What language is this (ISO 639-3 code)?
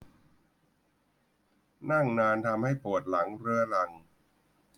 tha